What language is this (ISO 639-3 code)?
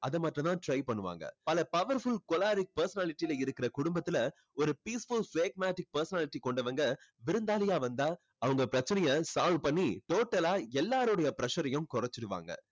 tam